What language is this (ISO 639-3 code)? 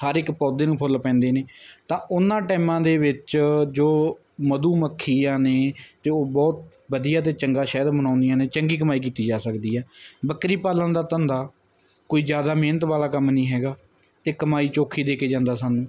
pan